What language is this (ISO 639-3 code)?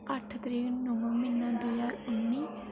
doi